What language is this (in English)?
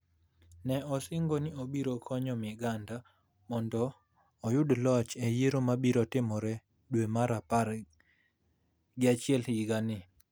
Luo (Kenya and Tanzania)